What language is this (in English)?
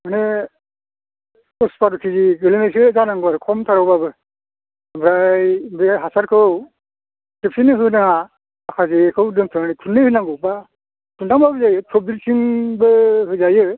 Bodo